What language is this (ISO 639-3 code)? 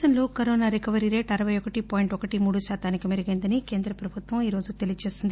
tel